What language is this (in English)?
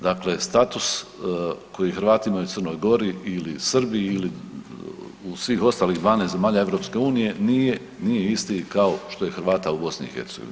Croatian